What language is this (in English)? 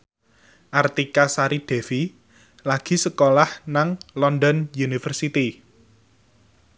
Javanese